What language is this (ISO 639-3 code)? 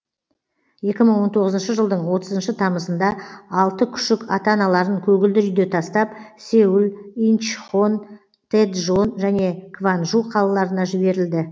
kaz